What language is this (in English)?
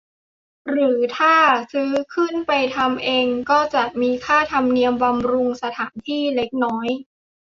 Thai